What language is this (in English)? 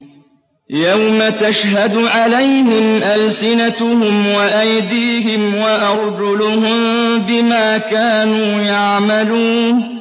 Arabic